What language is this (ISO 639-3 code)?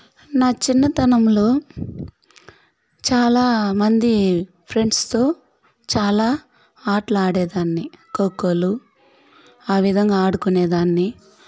tel